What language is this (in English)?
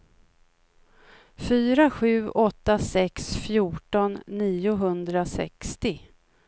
Swedish